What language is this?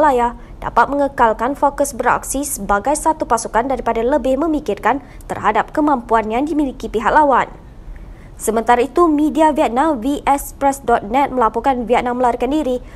Malay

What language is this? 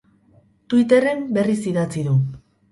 Basque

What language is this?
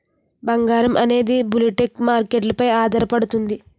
Telugu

